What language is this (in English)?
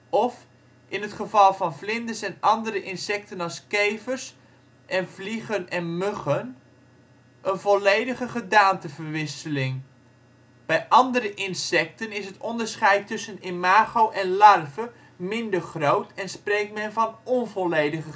Dutch